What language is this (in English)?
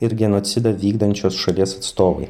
Lithuanian